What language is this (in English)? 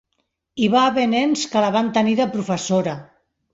Catalan